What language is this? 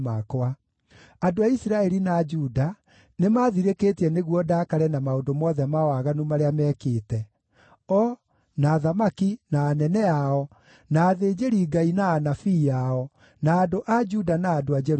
Kikuyu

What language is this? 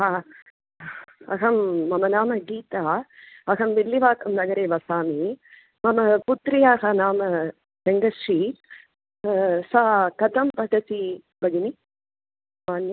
Sanskrit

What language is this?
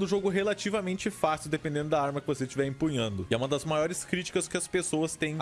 Portuguese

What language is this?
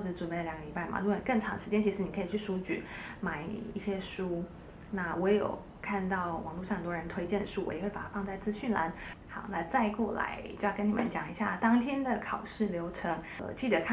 Chinese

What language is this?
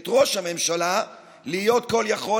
Hebrew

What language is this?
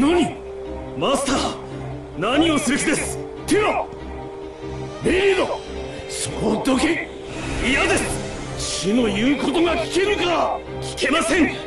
Japanese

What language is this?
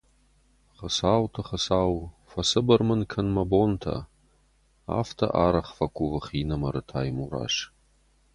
Ossetic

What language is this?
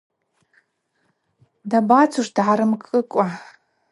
Abaza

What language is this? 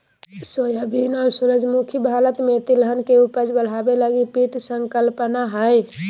Magahi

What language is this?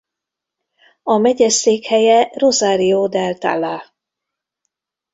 Hungarian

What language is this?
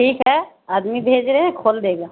Urdu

